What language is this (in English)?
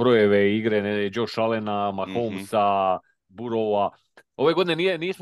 Croatian